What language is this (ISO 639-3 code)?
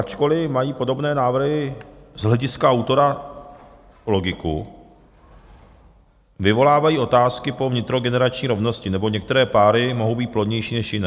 ces